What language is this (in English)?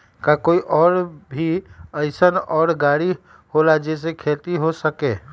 Magahi